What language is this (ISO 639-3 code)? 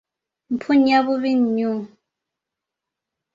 lug